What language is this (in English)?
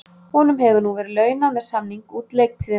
Icelandic